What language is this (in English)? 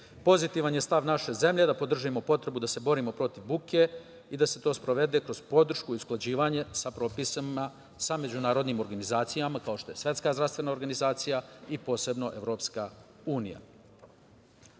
Serbian